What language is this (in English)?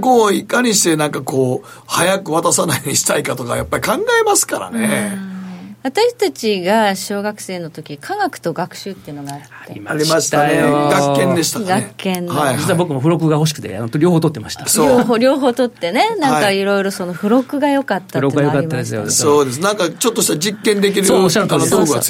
Japanese